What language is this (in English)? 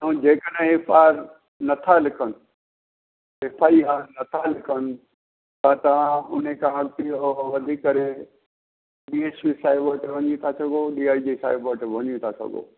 Sindhi